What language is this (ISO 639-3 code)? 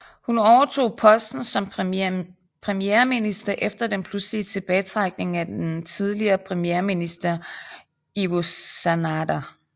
dan